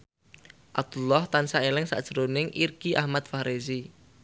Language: Javanese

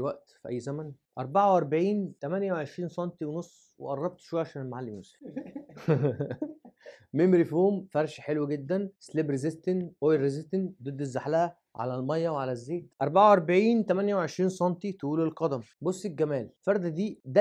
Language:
Arabic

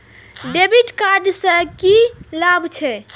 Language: Maithili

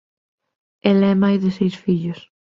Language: Galician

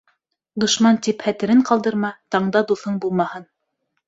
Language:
Bashkir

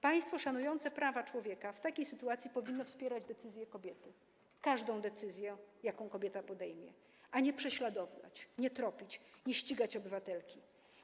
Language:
Polish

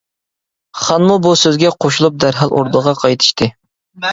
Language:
Uyghur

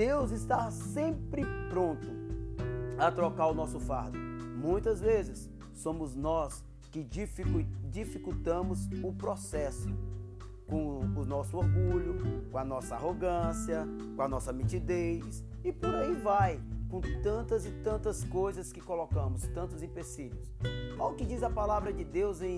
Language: Portuguese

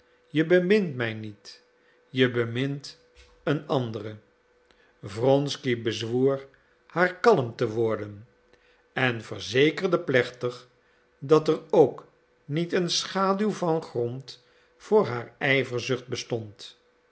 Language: Dutch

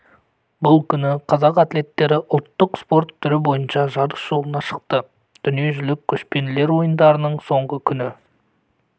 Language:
Kazakh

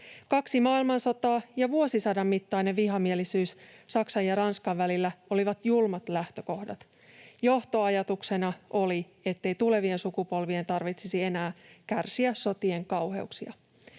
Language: Finnish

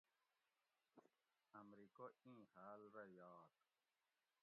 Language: Gawri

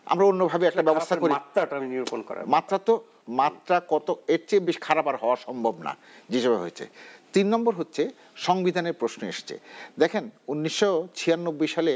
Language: Bangla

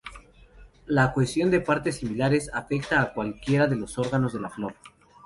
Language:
Spanish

